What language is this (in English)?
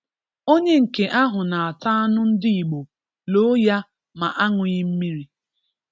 Igbo